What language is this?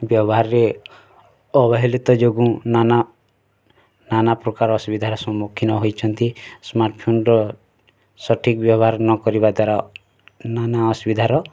Odia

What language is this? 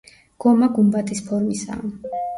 Georgian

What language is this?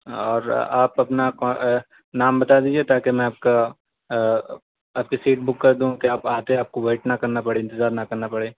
Urdu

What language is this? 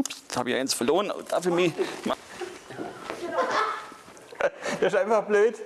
German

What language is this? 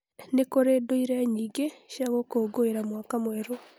Kikuyu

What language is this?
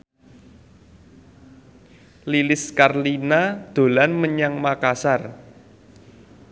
Javanese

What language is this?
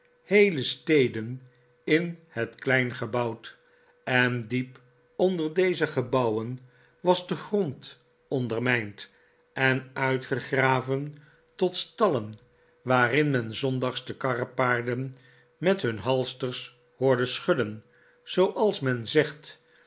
Dutch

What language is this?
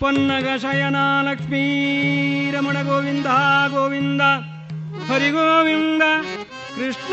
Kannada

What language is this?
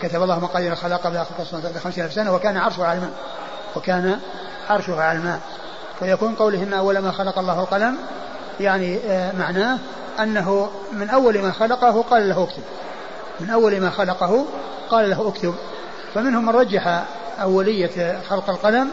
Arabic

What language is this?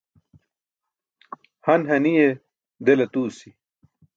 Burushaski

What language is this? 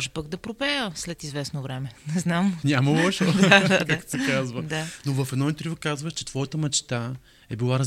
Bulgarian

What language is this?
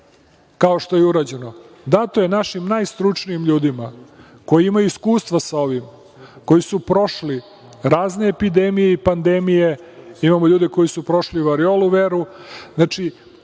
Serbian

